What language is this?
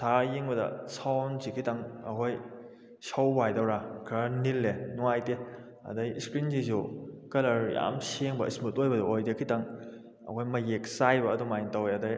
Manipuri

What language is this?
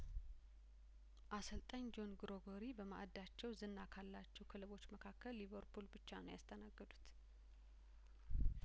Amharic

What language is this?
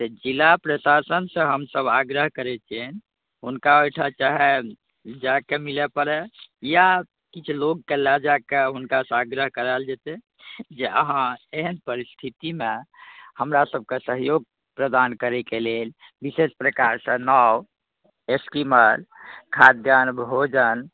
Maithili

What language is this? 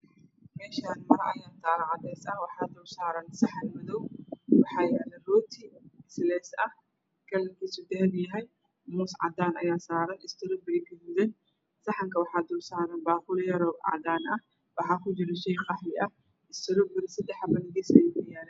Somali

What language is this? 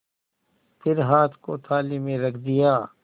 Hindi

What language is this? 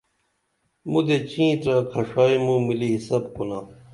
Dameli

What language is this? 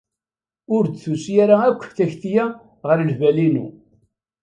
Kabyle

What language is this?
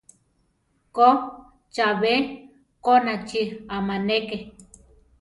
Central Tarahumara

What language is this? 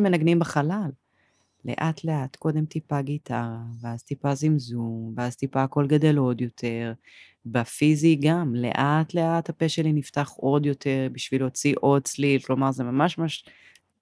Hebrew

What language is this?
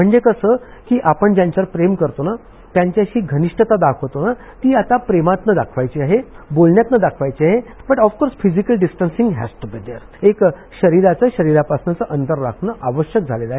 Marathi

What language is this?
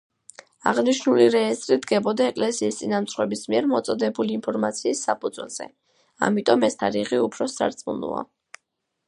Georgian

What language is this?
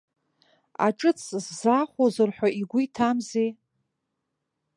Abkhazian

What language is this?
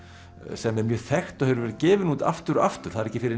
Icelandic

